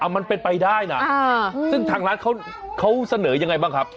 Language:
Thai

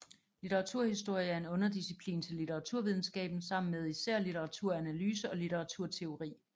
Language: Danish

